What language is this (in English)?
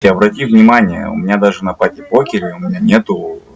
Russian